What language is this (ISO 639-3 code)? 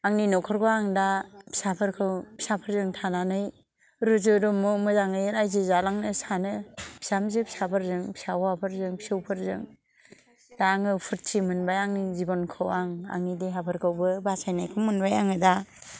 brx